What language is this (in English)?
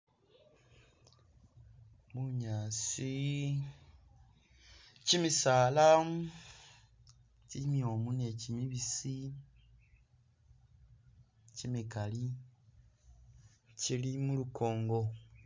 Masaaba